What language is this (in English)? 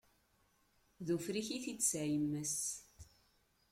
Kabyle